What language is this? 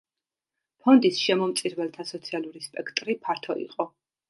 Georgian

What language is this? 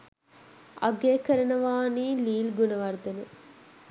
Sinhala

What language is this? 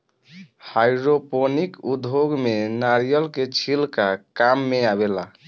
Bhojpuri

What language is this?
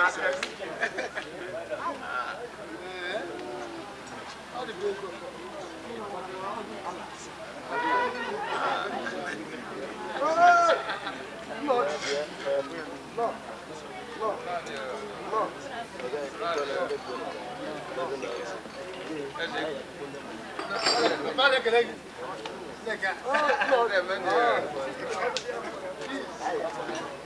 English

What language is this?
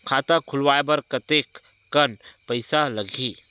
Chhattisgarhi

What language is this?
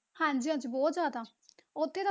Punjabi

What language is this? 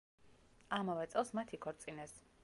Georgian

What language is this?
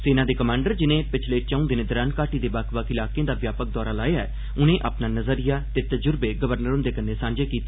Dogri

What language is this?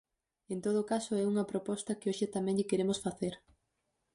Galician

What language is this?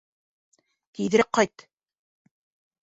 Bashkir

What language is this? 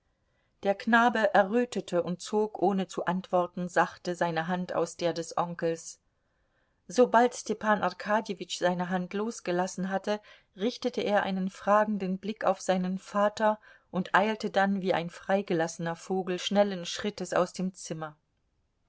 German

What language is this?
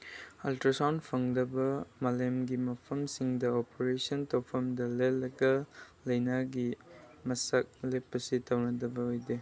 Manipuri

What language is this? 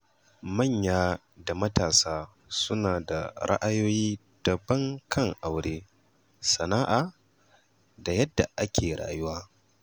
Hausa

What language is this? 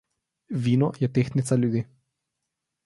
Slovenian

